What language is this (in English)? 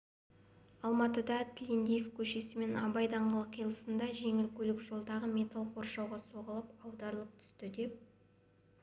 Kazakh